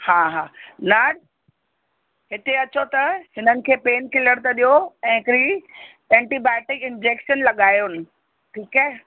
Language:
Sindhi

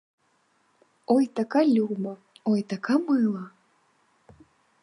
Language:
Ukrainian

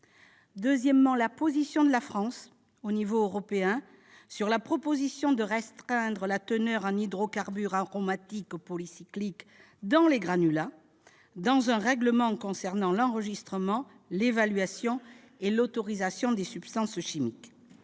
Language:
French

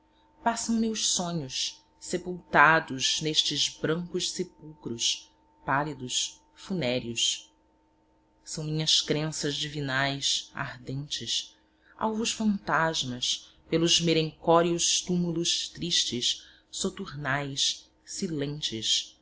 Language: Portuguese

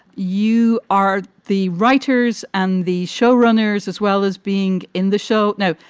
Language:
English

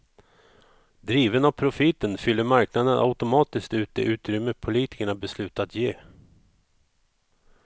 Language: Swedish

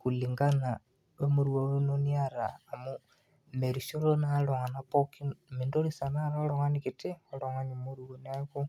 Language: Masai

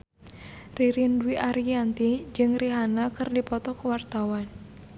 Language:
Sundanese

